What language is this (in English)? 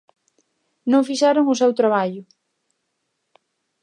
Galician